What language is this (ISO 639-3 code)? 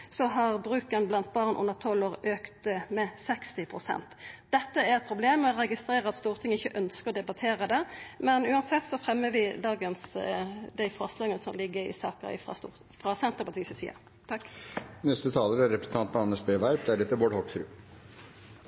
nno